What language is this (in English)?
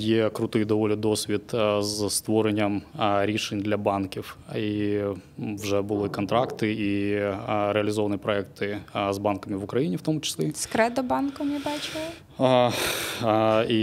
Ukrainian